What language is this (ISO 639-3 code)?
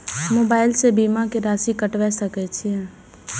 mai